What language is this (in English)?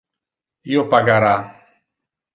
Interlingua